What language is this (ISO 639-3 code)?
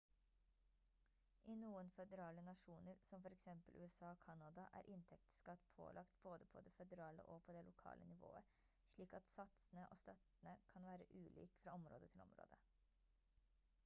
nob